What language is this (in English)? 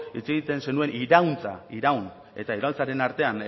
Basque